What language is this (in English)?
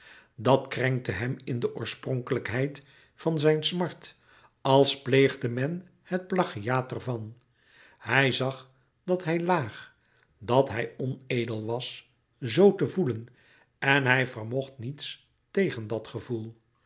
Dutch